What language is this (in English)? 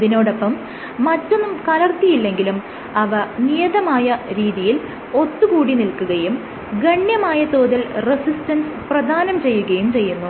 Malayalam